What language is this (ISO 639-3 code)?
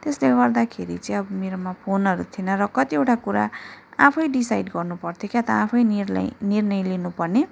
nep